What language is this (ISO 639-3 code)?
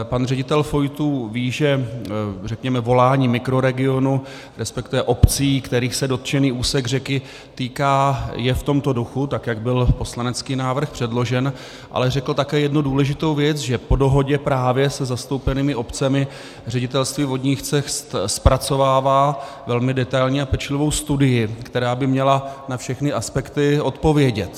ces